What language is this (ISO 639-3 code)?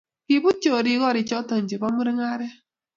kln